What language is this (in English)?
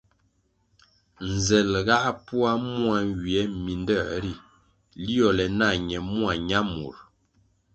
Kwasio